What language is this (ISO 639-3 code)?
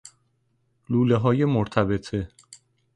fas